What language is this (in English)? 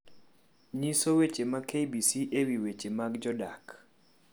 Luo (Kenya and Tanzania)